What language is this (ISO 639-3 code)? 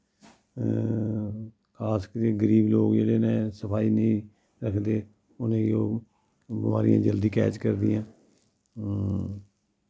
doi